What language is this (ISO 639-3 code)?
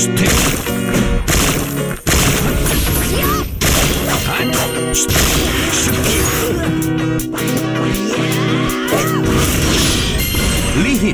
kor